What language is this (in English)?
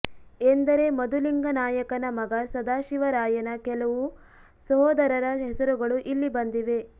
Kannada